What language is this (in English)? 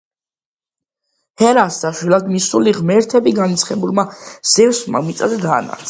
Georgian